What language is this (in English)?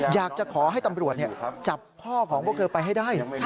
Thai